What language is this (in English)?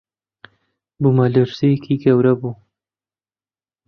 Central Kurdish